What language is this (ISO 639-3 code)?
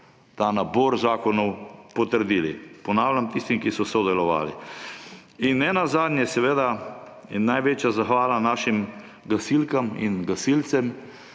slv